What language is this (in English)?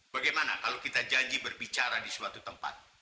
Indonesian